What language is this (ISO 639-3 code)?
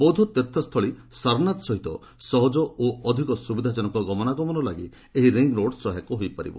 ori